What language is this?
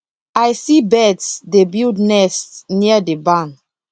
Nigerian Pidgin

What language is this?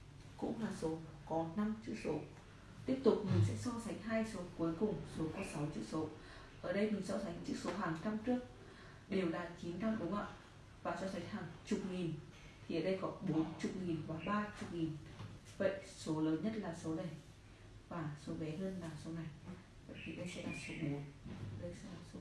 Vietnamese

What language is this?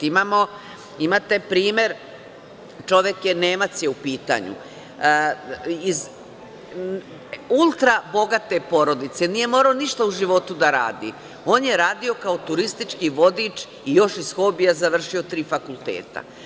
Serbian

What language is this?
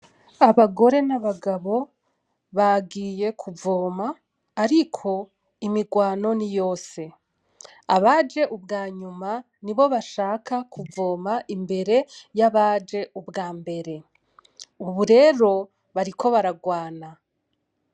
Rundi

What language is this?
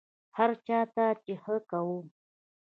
Pashto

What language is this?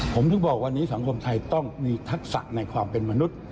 Thai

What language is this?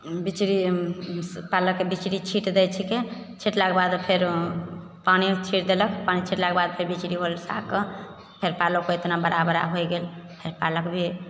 Maithili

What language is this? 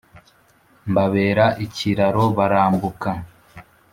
Kinyarwanda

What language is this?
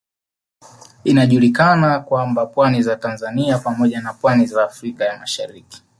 Swahili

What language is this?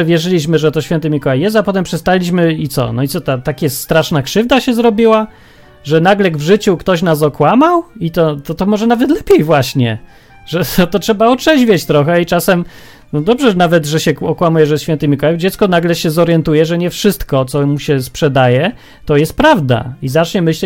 Polish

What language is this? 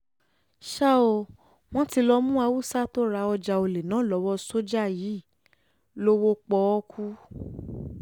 Yoruba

